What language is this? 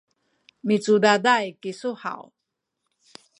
Sakizaya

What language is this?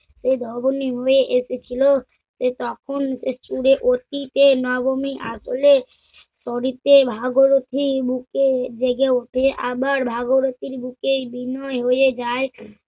Bangla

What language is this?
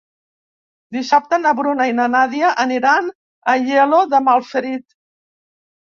Catalan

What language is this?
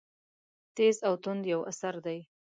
Pashto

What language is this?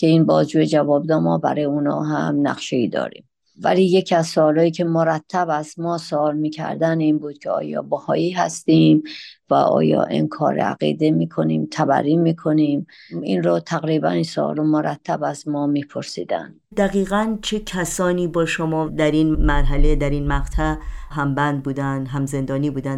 Persian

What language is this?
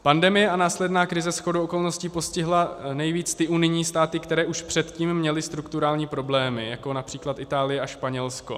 Czech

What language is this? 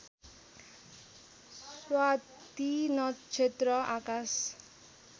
Nepali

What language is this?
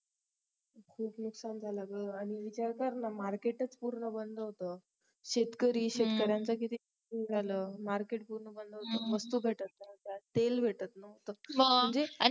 Marathi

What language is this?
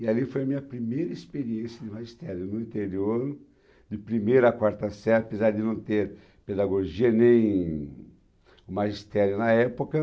Portuguese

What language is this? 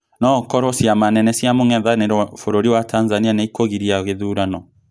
Kikuyu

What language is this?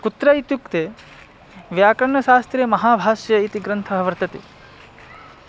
Sanskrit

